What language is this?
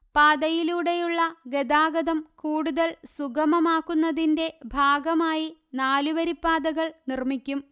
Malayalam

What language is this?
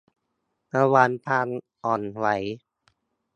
Thai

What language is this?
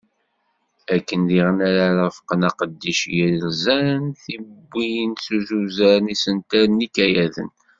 Kabyle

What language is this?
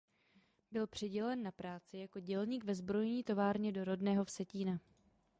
Czech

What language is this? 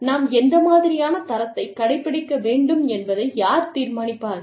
Tamil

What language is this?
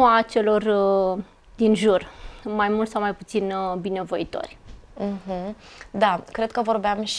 Romanian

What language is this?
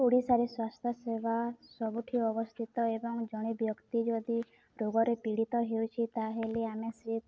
Odia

